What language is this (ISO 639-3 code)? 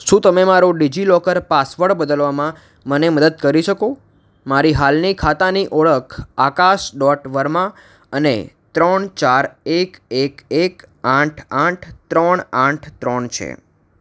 guj